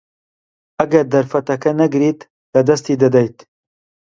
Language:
Central Kurdish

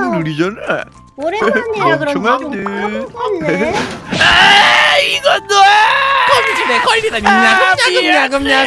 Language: Korean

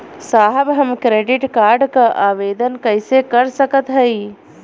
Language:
Bhojpuri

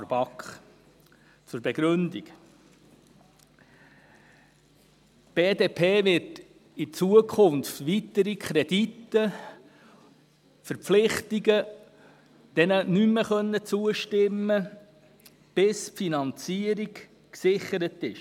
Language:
Swiss German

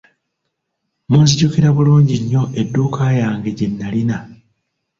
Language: Ganda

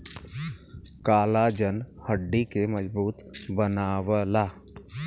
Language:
Bhojpuri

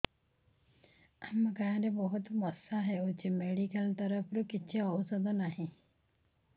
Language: Odia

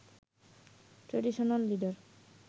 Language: Bangla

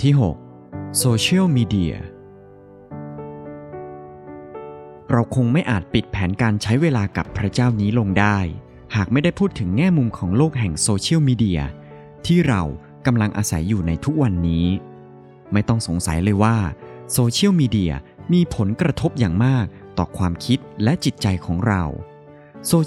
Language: Thai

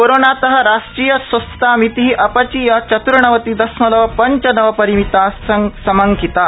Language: Sanskrit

